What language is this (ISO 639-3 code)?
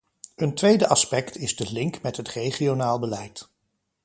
nld